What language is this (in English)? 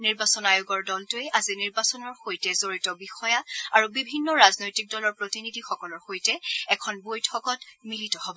Assamese